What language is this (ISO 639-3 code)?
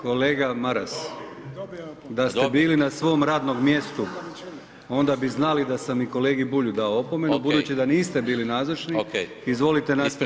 hrv